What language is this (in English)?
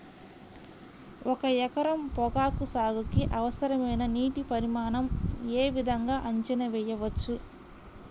Telugu